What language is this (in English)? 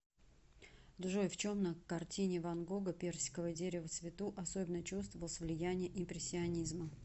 Russian